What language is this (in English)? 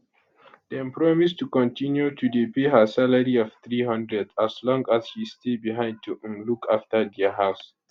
Nigerian Pidgin